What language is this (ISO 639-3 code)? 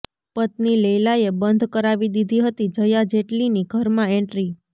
guj